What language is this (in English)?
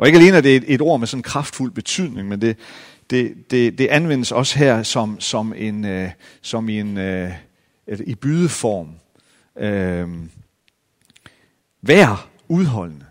Danish